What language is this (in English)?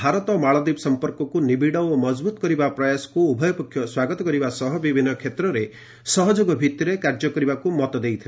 Odia